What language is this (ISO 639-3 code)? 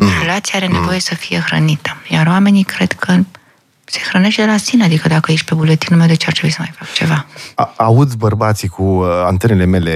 ron